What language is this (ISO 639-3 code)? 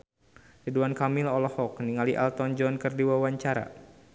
sun